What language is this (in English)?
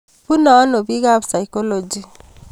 Kalenjin